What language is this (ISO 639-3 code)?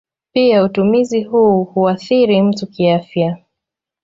swa